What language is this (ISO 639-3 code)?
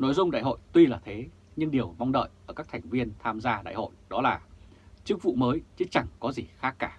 vie